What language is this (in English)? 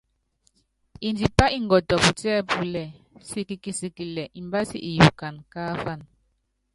Yangben